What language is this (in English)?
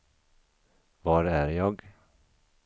Swedish